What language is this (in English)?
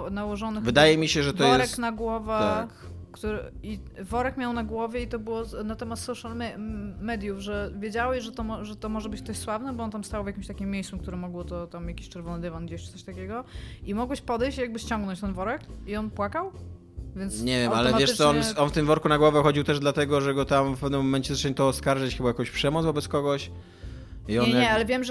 Polish